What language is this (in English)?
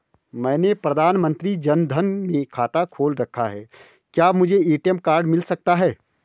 Hindi